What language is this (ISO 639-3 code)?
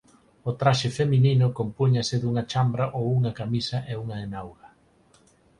glg